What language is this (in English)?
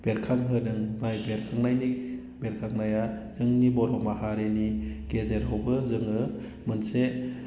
Bodo